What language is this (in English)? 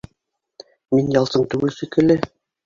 Bashkir